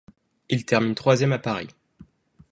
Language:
French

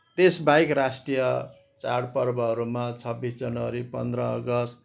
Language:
Nepali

